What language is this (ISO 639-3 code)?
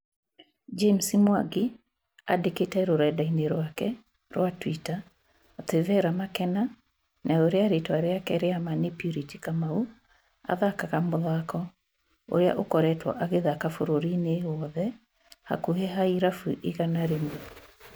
kik